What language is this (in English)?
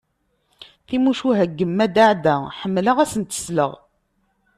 Kabyle